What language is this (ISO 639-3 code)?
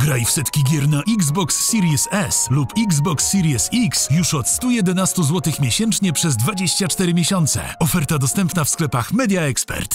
pol